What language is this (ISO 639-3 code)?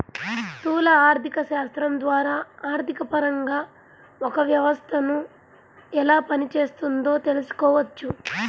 tel